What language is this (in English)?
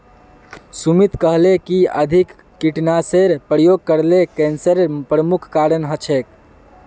Magahi